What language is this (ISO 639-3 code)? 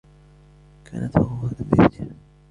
ara